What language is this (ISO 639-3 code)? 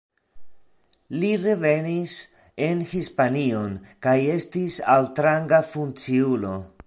epo